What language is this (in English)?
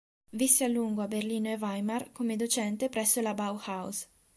Italian